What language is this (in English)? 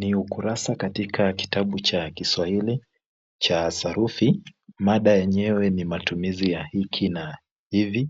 Swahili